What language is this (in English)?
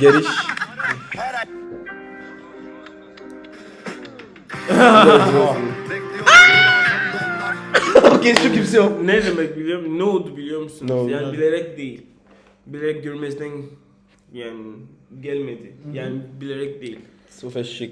Turkish